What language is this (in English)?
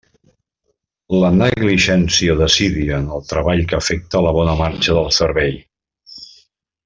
Catalan